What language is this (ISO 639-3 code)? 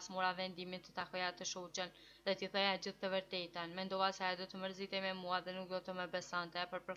ron